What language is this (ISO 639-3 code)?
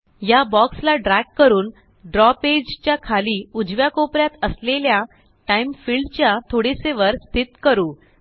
mar